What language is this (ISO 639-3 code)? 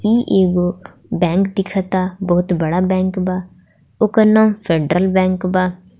bho